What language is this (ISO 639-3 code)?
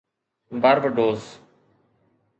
snd